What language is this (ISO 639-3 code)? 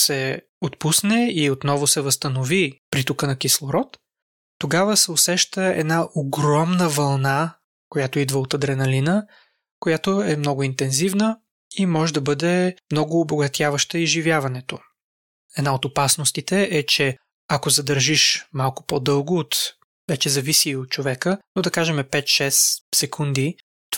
bul